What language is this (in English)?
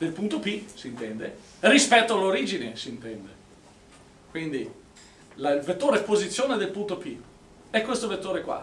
Italian